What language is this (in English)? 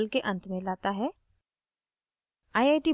Hindi